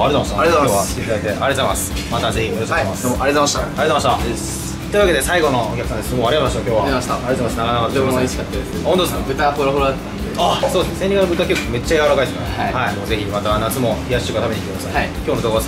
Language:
Japanese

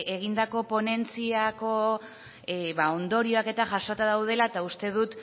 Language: Basque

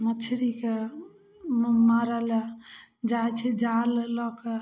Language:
Maithili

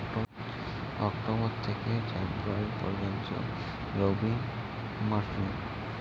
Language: Bangla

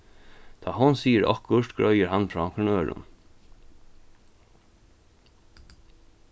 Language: Faroese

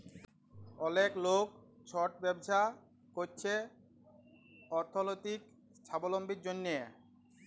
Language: Bangla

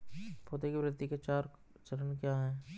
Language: Hindi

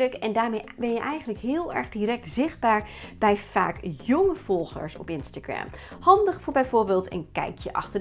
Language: Dutch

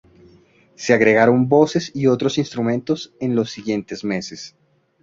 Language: Spanish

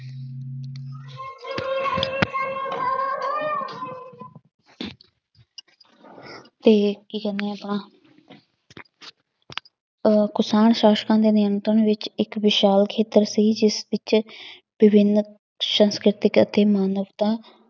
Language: Punjabi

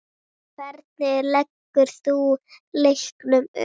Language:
Icelandic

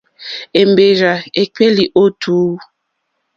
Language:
Mokpwe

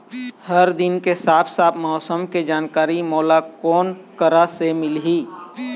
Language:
Chhattisgarhi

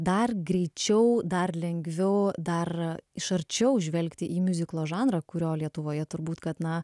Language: Lithuanian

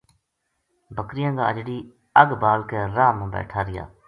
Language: Gujari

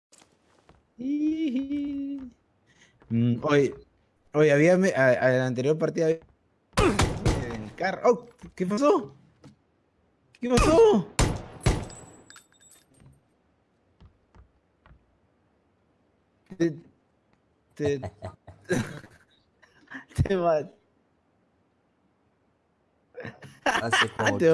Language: Spanish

